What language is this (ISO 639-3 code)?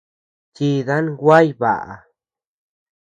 cux